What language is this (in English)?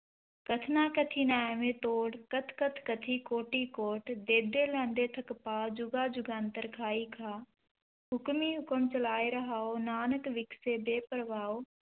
Punjabi